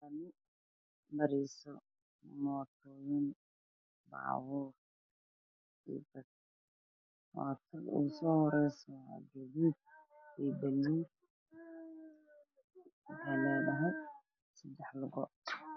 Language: Somali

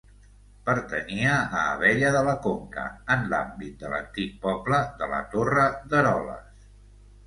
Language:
Catalan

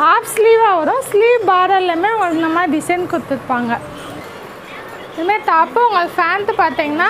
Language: Hindi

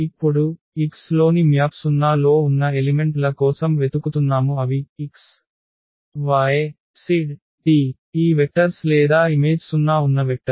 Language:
Telugu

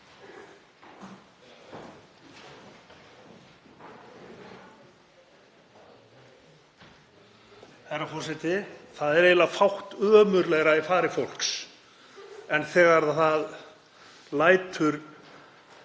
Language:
Icelandic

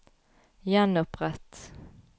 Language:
Norwegian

